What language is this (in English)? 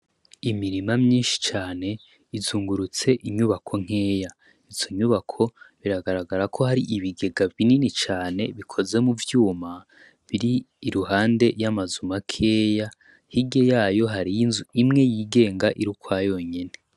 Rundi